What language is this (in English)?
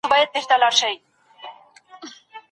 Pashto